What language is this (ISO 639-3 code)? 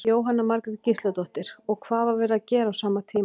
isl